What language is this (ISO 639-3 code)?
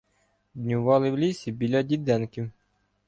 ukr